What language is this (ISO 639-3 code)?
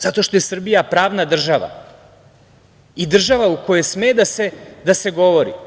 srp